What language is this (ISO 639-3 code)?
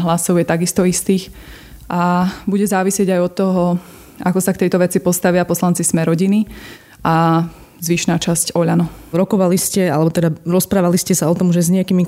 slk